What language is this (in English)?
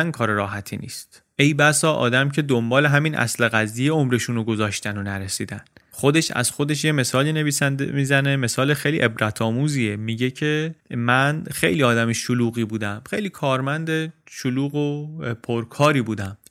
Persian